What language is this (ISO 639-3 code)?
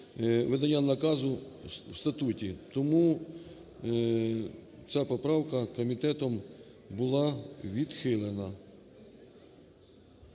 ukr